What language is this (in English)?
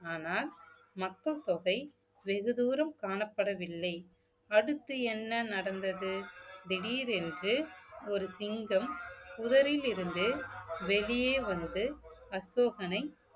Tamil